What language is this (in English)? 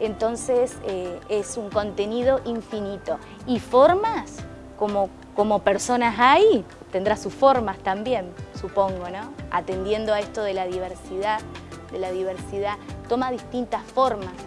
Spanish